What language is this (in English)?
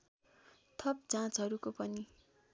Nepali